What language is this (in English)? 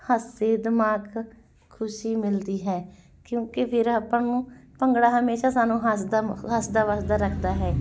Punjabi